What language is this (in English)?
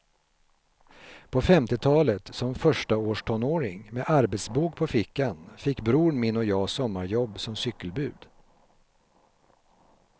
Swedish